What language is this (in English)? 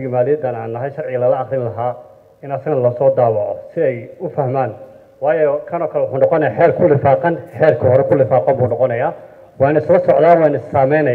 Arabic